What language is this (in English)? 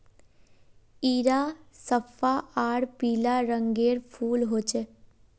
Magahi